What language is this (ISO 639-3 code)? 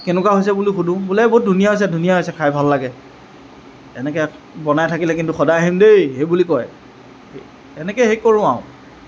asm